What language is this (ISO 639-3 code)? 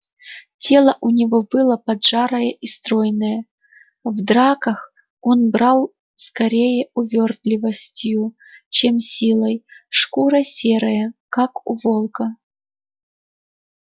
rus